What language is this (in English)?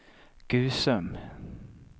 Swedish